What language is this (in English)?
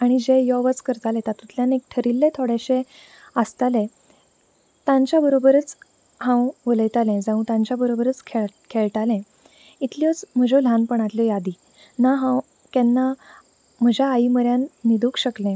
Konkani